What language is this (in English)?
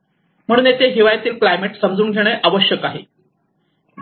Marathi